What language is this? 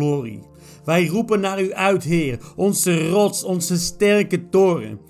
Dutch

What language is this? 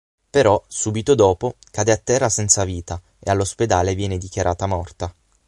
Italian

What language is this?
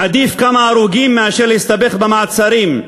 Hebrew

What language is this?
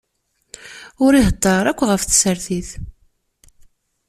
Kabyle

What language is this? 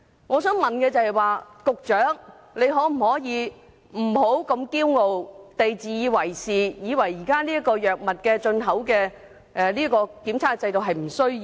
Cantonese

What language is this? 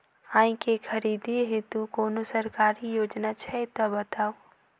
Maithili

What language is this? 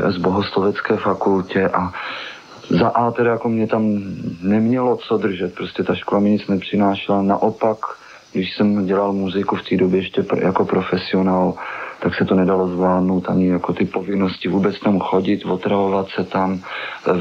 Czech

